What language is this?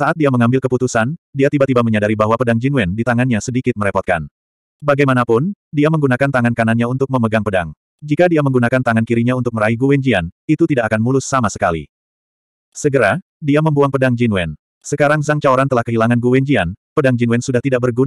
Indonesian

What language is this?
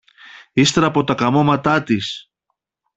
Greek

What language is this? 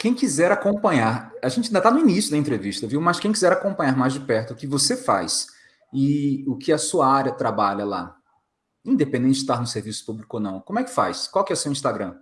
Portuguese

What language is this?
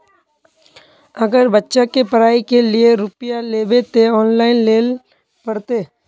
Magahi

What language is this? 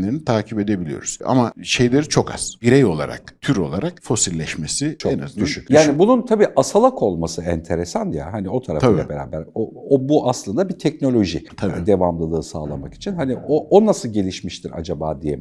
Turkish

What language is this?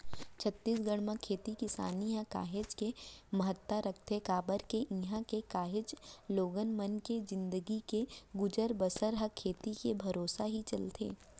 Chhattisgarhi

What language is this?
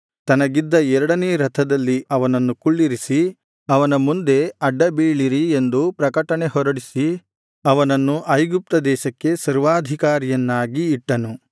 Kannada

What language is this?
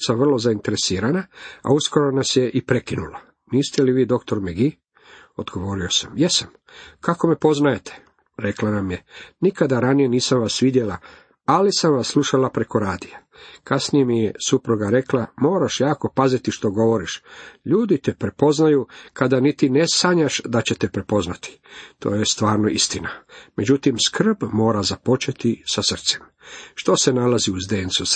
Croatian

